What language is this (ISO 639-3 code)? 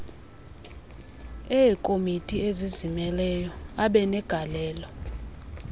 xho